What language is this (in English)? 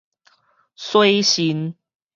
Min Nan Chinese